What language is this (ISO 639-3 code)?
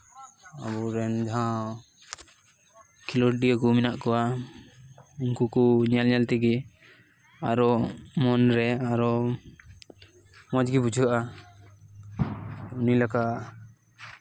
sat